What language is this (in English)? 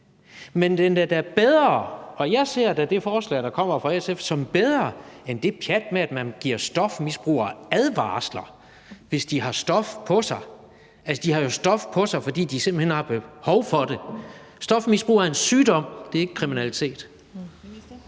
Danish